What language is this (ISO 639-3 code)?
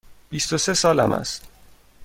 fas